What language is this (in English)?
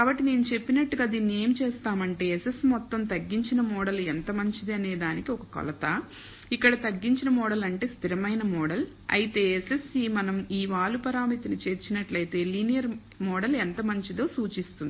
Telugu